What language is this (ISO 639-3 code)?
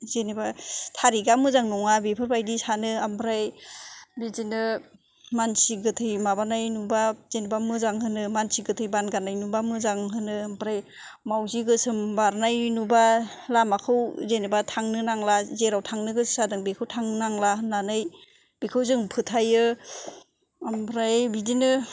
brx